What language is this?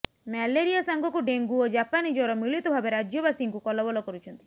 Odia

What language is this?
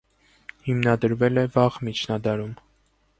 Armenian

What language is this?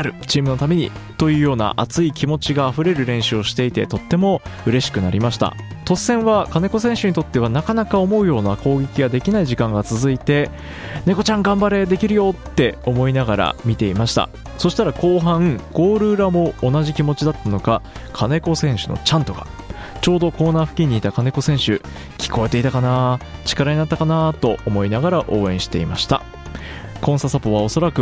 Japanese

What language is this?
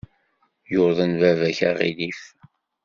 Kabyle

